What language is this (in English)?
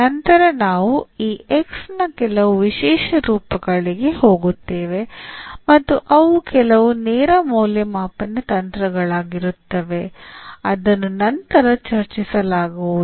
Kannada